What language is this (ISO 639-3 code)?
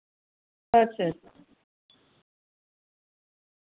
doi